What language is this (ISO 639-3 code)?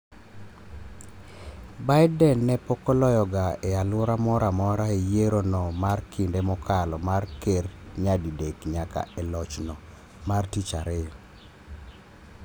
luo